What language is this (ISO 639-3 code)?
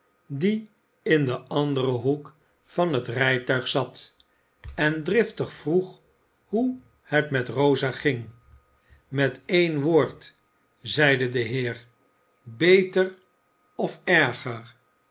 nld